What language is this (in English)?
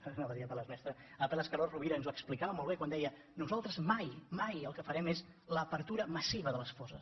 Catalan